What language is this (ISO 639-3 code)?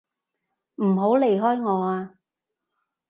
yue